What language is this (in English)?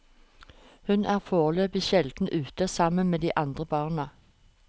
Norwegian